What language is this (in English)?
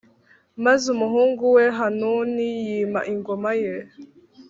Kinyarwanda